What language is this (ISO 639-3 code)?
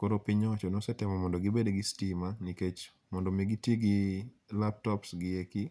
luo